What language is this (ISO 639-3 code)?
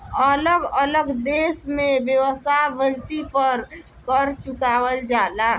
bho